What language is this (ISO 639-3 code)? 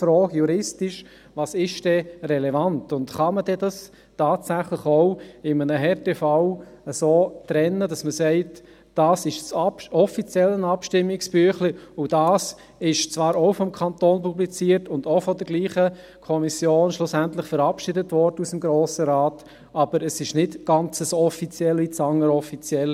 gsw